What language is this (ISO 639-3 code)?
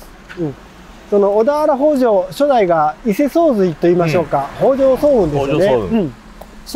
jpn